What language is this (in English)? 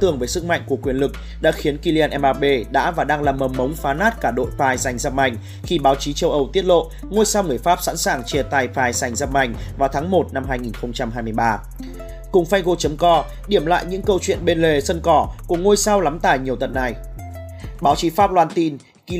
Vietnamese